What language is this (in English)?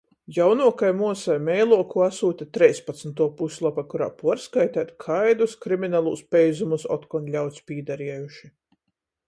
Latgalian